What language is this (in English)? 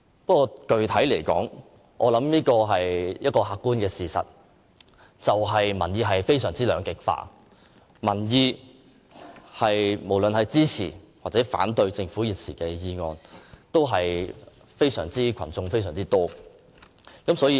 Cantonese